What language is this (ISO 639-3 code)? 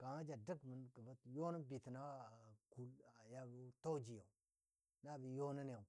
dbd